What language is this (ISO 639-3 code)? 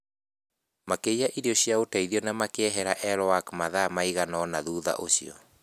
kik